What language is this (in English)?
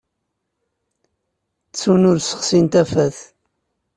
Kabyle